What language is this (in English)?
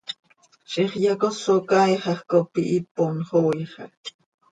Seri